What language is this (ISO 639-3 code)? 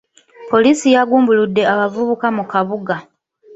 lug